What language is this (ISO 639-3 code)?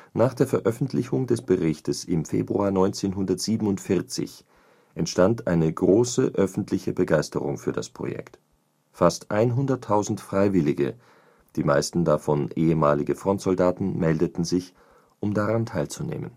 deu